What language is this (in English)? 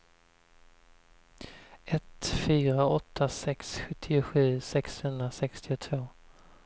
Swedish